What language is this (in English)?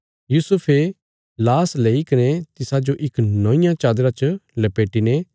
Bilaspuri